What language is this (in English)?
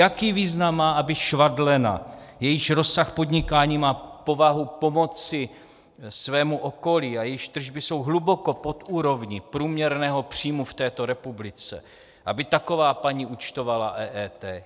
Czech